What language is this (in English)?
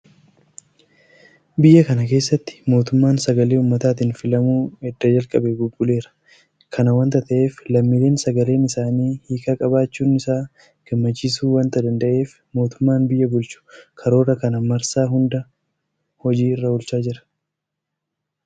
Oromo